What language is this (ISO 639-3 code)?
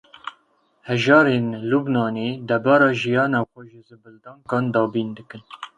kur